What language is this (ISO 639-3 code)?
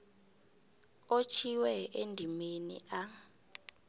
nbl